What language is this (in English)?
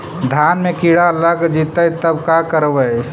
Magahi